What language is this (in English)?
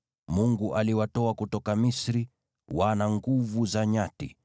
Swahili